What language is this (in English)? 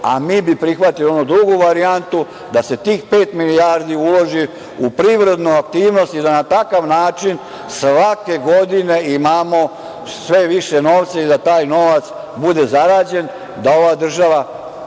Serbian